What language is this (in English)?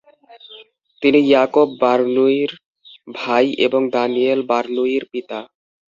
Bangla